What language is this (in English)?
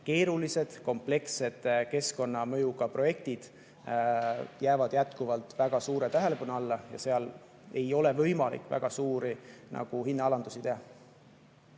Estonian